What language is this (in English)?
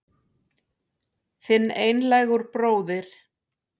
Icelandic